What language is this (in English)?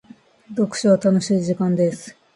Japanese